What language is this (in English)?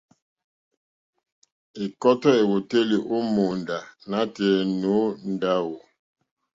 Mokpwe